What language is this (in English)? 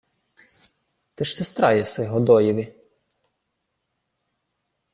Ukrainian